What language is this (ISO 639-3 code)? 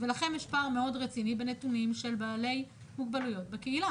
heb